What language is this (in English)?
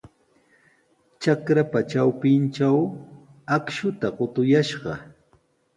Sihuas Ancash Quechua